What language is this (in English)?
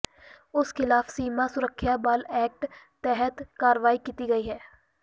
Punjabi